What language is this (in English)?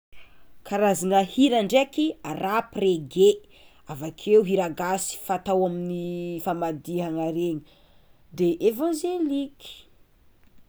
Tsimihety Malagasy